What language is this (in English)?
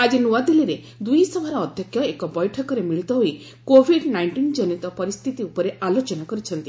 Odia